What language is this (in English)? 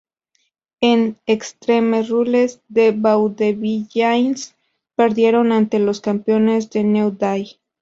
Spanish